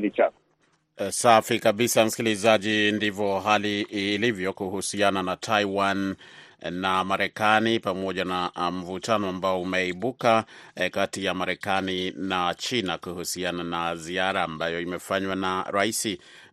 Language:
Swahili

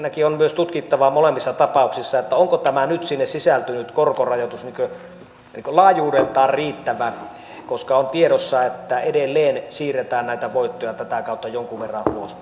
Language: Finnish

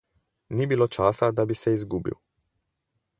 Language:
Slovenian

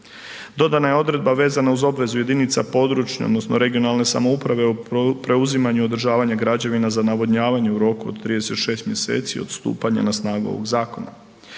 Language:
Croatian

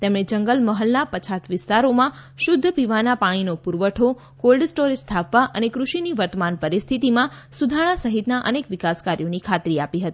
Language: Gujarati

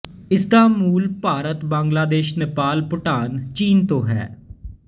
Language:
Punjabi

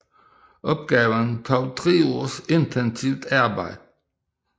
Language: Danish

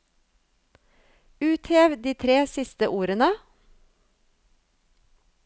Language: Norwegian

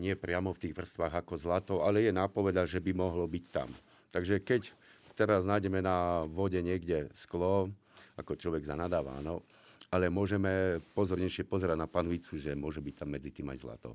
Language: Slovak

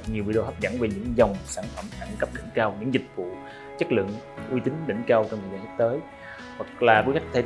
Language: Vietnamese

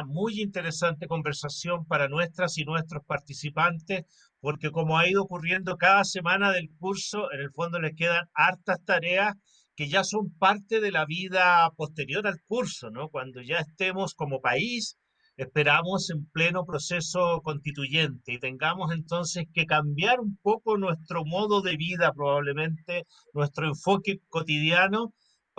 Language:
Spanish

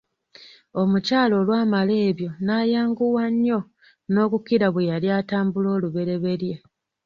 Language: Ganda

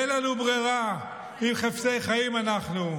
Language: Hebrew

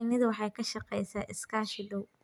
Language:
Somali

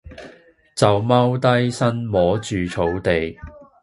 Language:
Cantonese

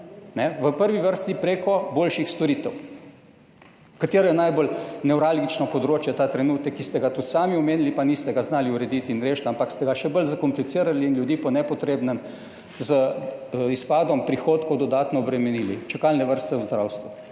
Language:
Slovenian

